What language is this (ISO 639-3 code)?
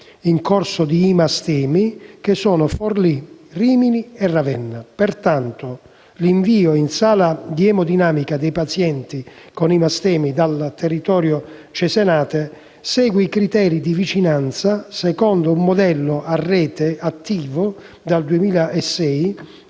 ita